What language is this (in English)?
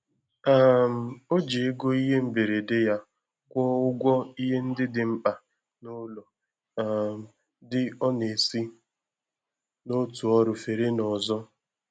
Igbo